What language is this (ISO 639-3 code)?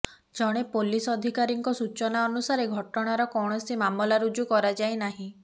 ori